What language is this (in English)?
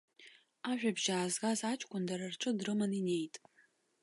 Abkhazian